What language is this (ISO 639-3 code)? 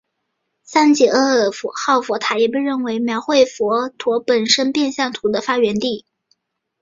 zho